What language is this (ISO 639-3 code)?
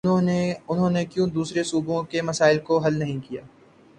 urd